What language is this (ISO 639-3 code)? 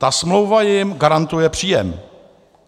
ces